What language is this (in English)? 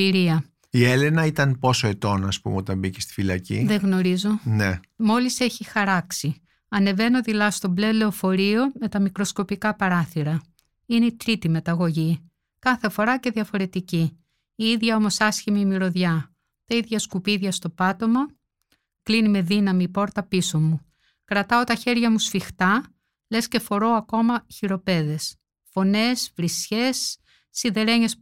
Greek